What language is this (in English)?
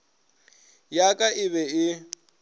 Northern Sotho